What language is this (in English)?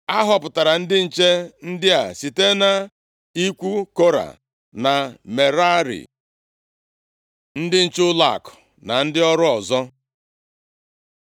Igbo